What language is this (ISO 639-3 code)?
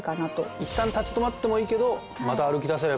jpn